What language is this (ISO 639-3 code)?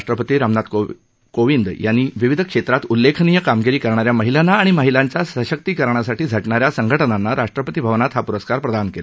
mar